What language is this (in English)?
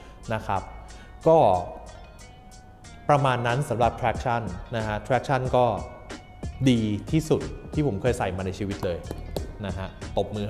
Thai